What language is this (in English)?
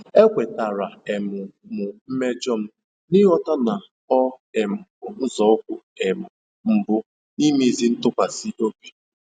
Igbo